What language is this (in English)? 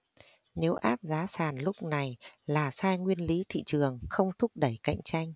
Vietnamese